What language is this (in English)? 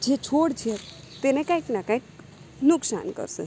Gujarati